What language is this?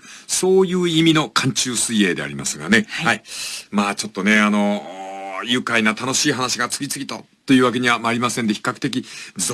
Japanese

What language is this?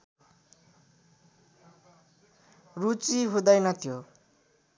Nepali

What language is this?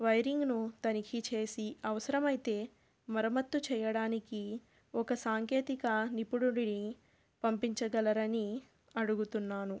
Telugu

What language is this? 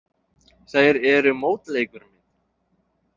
Icelandic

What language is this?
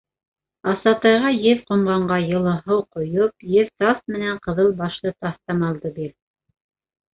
Bashkir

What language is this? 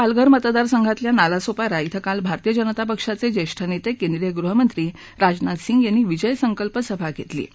Marathi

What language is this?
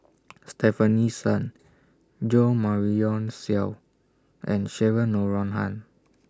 English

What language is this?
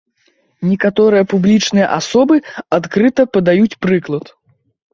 Belarusian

